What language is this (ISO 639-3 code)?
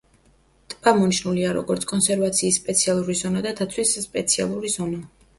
kat